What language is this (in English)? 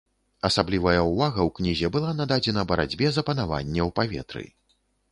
Belarusian